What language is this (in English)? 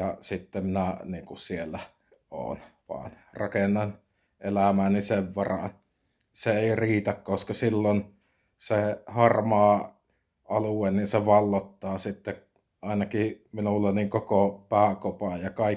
Finnish